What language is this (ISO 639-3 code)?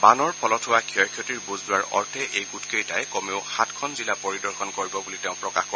asm